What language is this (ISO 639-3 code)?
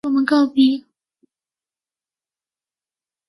zho